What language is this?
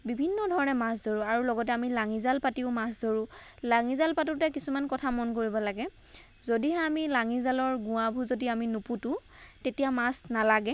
Assamese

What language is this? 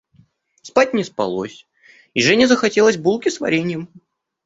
Russian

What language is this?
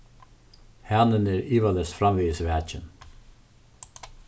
Faroese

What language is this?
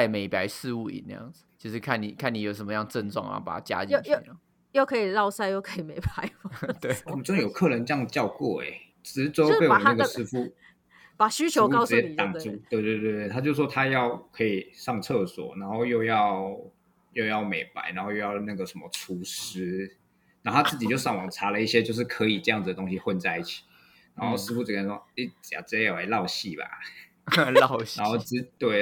Chinese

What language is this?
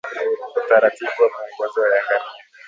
Swahili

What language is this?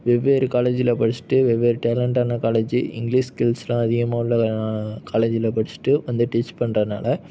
Tamil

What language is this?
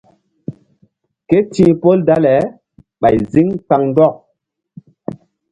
Mbum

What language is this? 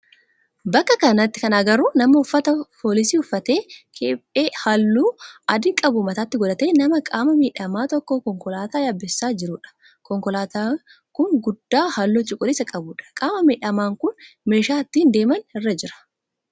Oromo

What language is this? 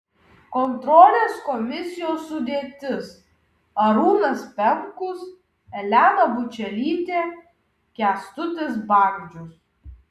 Lithuanian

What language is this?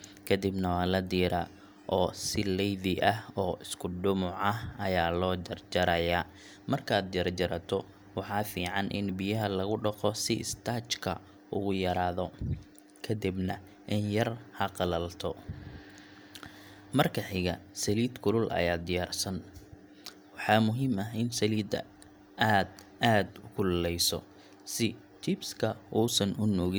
Somali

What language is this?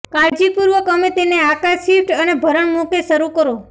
Gujarati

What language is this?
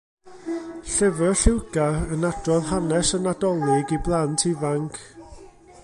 Welsh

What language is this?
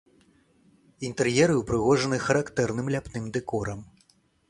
Belarusian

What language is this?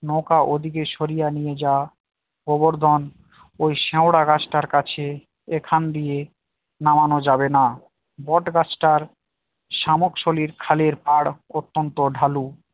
Bangla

